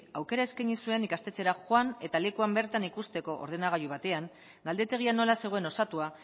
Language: Basque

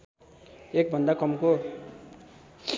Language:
Nepali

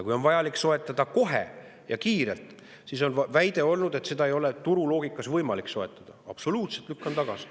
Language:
Estonian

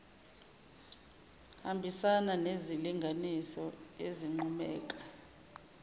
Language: Zulu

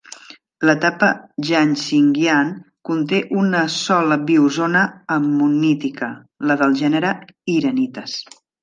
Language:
Catalan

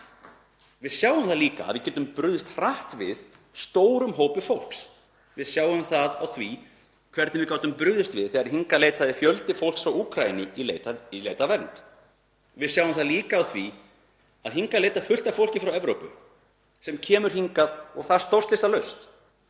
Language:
Icelandic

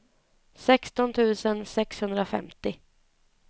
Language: Swedish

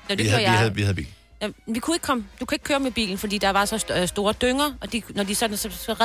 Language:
Danish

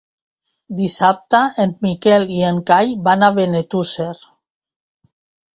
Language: Catalan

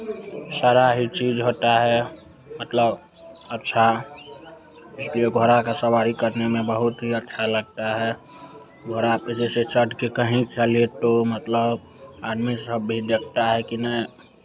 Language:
Hindi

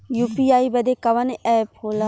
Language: Bhojpuri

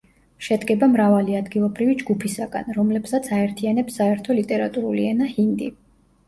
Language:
Georgian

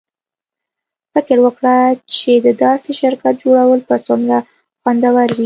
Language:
Pashto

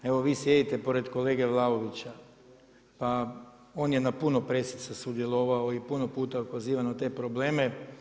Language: Croatian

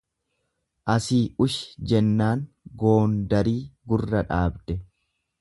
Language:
Oromo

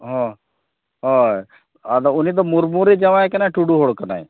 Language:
Santali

